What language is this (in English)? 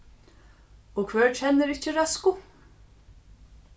Faroese